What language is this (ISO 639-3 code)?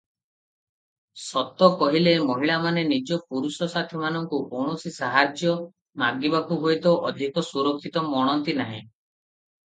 ori